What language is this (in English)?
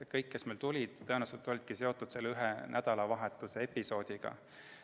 Estonian